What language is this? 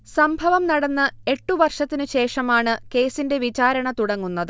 Malayalam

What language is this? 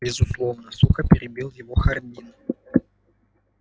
Russian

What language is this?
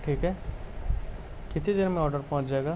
Urdu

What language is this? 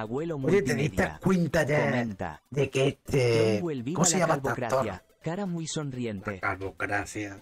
Spanish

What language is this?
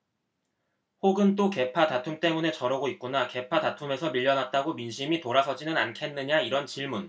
Korean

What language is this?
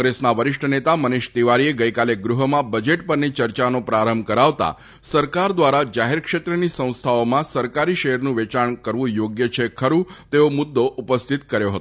Gujarati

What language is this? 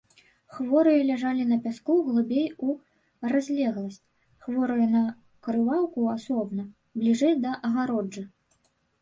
Belarusian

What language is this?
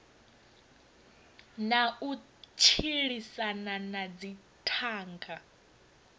Venda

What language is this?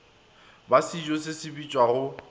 Northern Sotho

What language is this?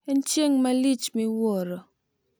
Luo (Kenya and Tanzania)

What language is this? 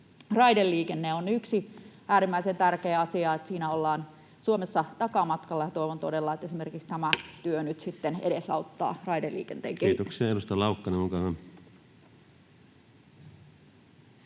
Finnish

